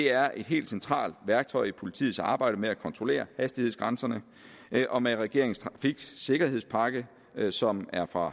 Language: Danish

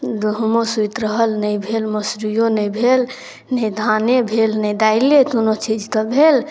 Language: Maithili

